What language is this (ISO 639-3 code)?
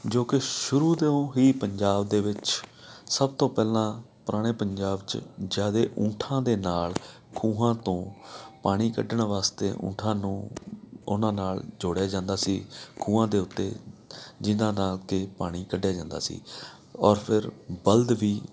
pan